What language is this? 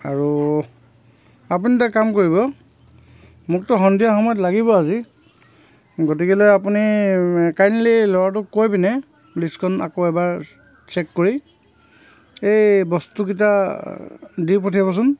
Assamese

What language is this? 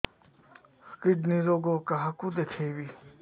Odia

